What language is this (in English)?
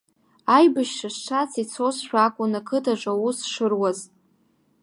Abkhazian